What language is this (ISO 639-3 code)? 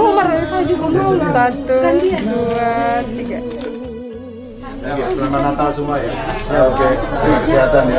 ind